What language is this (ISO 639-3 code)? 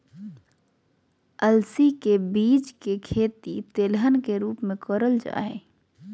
mag